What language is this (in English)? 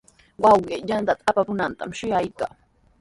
Sihuas Ancash Quechua